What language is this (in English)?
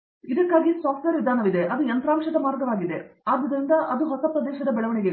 Kannada